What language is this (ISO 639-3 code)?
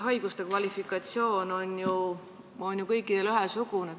est